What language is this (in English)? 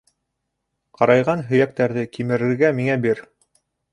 Bashkir